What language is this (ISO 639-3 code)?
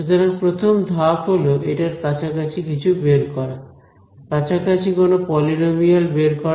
ben